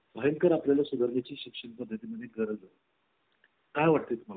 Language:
Marathi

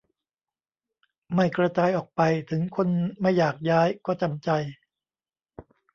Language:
Thai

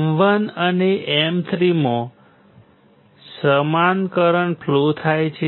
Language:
Gujarati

